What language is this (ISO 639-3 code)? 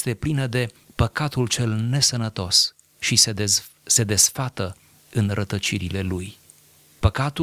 ron